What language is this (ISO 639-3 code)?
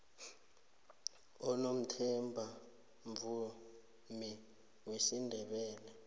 nbl